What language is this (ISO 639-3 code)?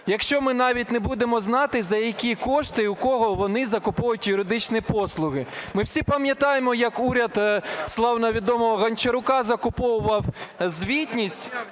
ukr